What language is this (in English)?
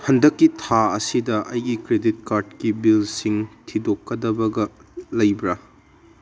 Manipuri